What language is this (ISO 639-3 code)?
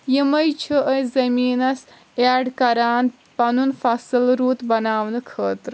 kas